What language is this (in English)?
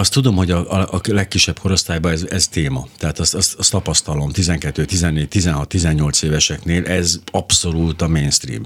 Hungarian